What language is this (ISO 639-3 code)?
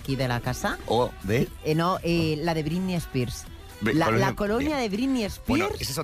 spa